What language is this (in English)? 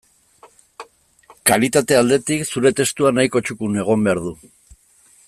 Basque